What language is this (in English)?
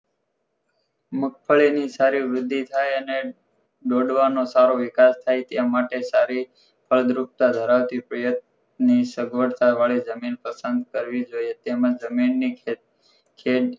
Gujarati